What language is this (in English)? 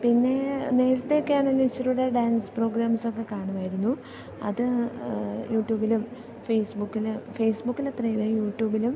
Malayalam